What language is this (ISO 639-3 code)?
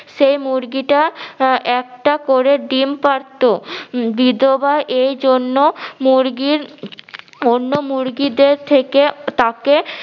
ben